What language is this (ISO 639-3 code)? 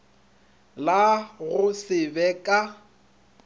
nso